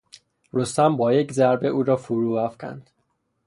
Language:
Persian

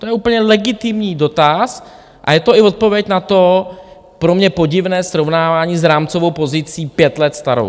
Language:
Czech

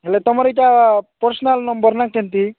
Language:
Odia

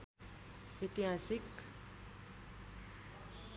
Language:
Nepali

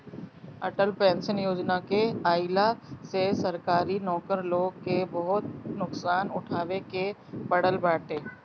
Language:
Bhojpuri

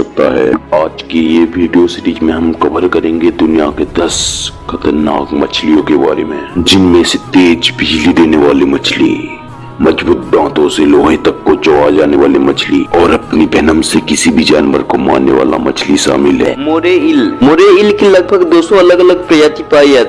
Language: Hindi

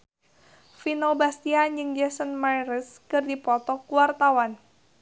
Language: Sundanese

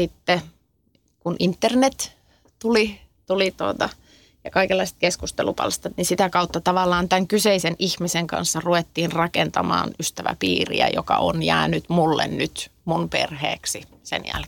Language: Finnish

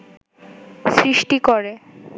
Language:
Bangla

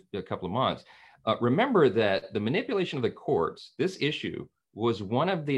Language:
English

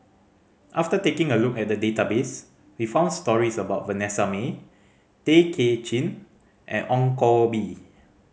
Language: English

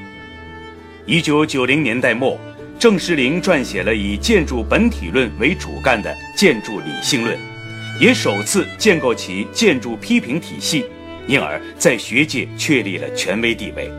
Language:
Chinese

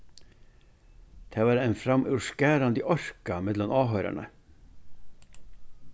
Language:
Faroese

